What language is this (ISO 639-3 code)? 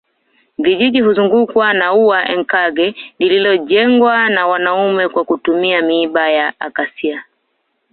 swa